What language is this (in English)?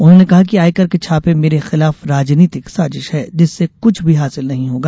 Hindi